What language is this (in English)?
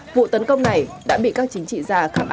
Vietnamese